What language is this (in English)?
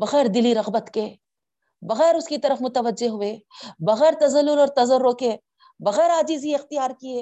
Urdu